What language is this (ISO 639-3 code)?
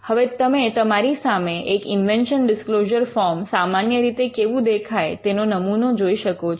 guj